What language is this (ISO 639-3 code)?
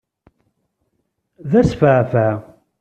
kab